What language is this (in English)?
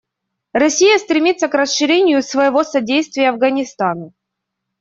Russian